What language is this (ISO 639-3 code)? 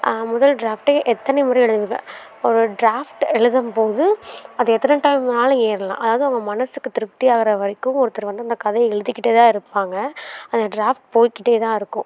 tam